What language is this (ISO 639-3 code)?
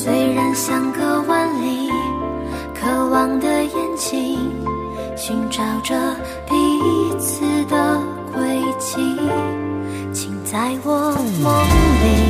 zho